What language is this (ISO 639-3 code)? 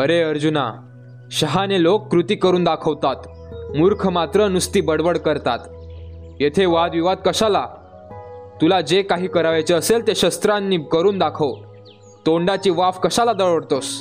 mar